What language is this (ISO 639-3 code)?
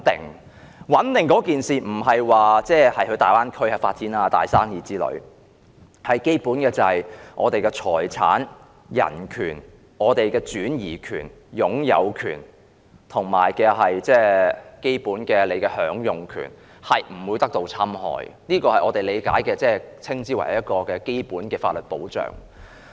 yue